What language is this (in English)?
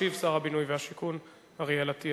Hebrew